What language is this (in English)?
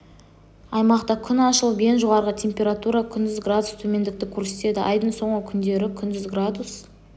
Kazakh